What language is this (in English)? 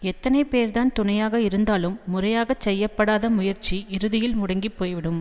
Tamil